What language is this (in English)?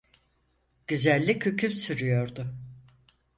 Turkish